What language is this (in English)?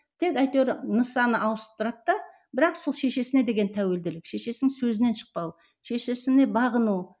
Kazakh